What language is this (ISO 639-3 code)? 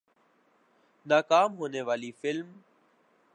urd